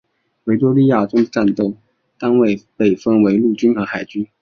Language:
Chinese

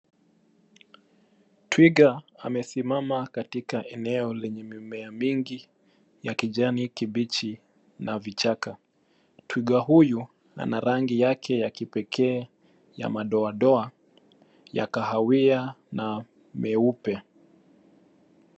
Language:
Swahili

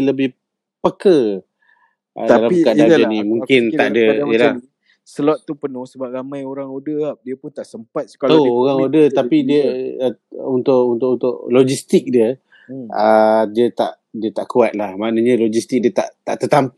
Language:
Malay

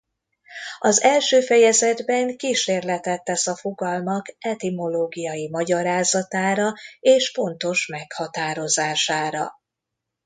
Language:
Hungarian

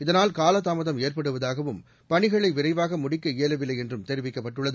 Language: Tamil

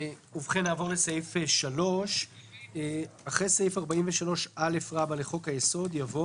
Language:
Hebrew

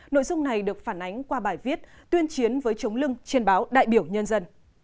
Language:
Vietnamese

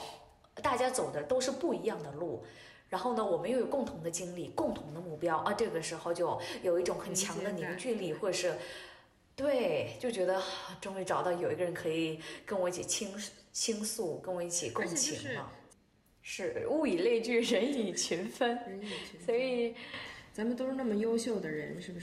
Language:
Chinese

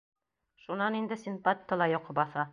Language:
Bashkir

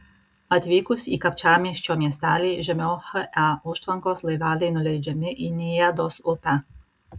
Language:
Lithuanian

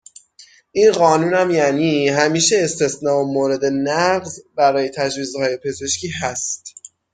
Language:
Persian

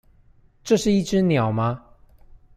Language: Chinese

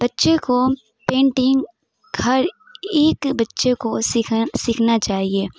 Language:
Urdu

